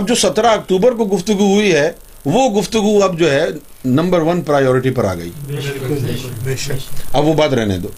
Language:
Urdu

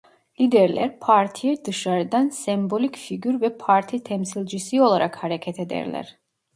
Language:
Turkish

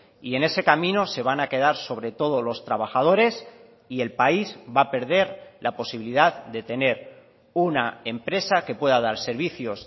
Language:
Spanish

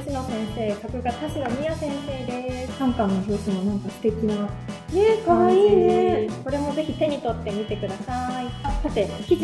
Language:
Japanese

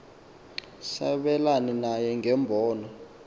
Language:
Xhosa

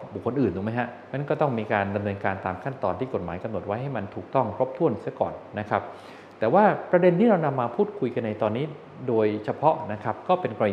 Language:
Thai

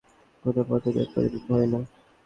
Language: Bangla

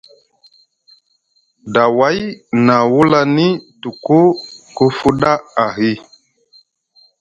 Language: Musgu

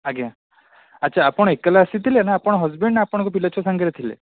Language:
Odia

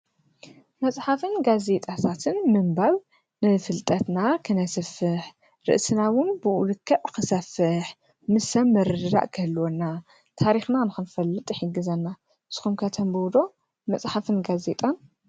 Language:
Tigrinya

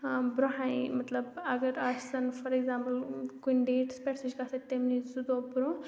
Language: Kashmiri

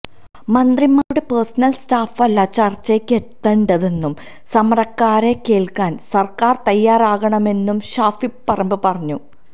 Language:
Malayalam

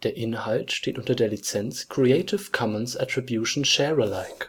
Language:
German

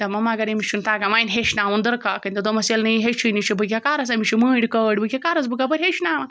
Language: Kashmiri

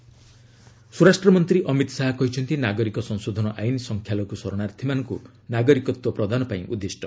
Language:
Odia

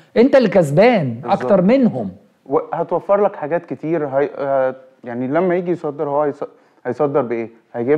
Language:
Arabic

